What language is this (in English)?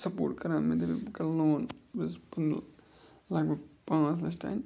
Kashmiri